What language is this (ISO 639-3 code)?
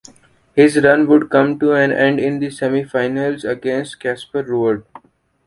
eng